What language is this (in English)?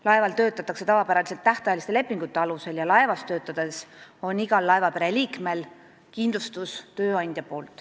Estonian